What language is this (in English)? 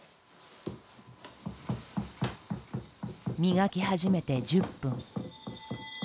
Japanese